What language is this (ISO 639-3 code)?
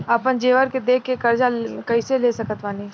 bho